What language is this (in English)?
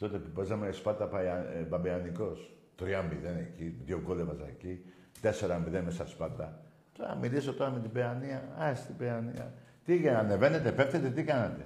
Greek